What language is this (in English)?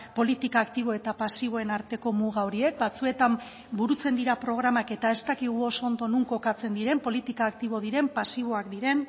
Basque